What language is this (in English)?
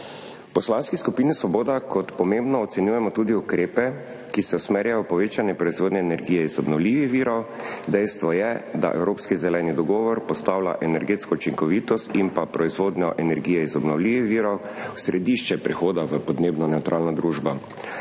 Slovenian